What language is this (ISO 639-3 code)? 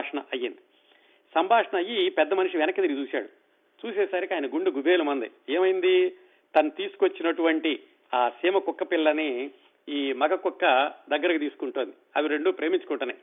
tel